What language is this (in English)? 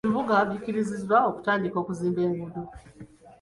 Ganda